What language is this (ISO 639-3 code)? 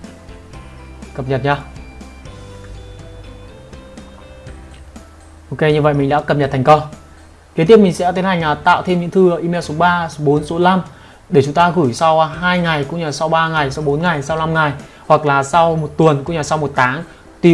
vie